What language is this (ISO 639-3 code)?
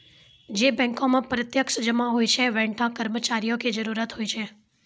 mai